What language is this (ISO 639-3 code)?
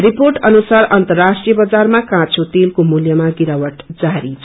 nep